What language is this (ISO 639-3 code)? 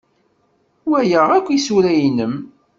kab